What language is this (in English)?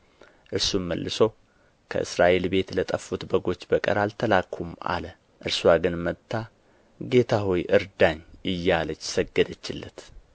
Amharic